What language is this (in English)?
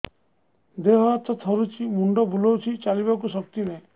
Odia